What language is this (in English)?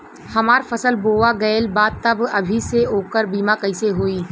Bhojpuri